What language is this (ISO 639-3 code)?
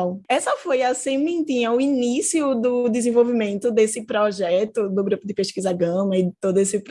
por